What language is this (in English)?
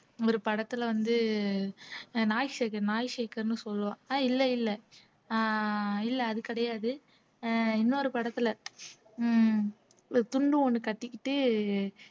Tamil